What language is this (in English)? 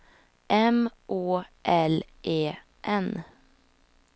Swedish